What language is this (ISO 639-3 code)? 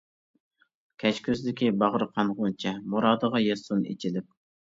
uig